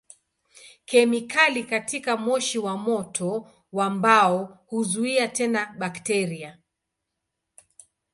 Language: Swahili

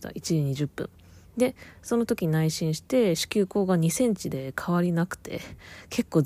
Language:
Japanese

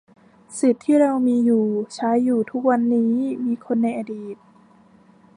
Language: Thai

